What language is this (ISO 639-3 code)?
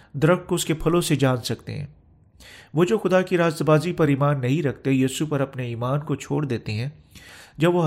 urd